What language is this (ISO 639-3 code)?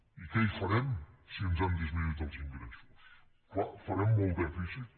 cat